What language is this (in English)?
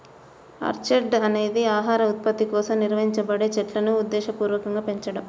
Telugu